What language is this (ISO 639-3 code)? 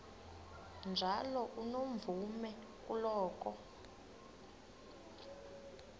xho